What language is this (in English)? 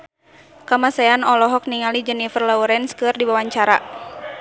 Sundanese